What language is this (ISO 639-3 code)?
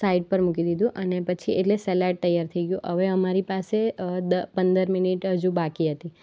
guj